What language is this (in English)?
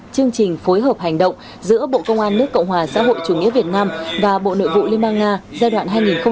Vietnamese